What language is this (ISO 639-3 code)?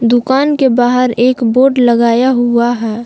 hin